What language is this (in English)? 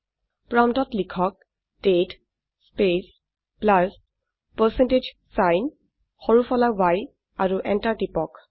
Assamese